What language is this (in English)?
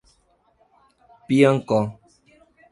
Portuguese